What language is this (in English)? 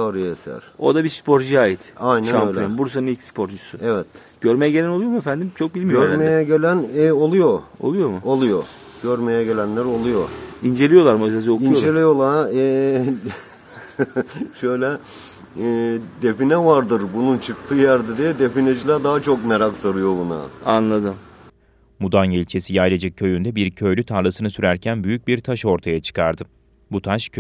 Turkish